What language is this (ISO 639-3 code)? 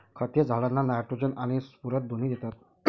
mar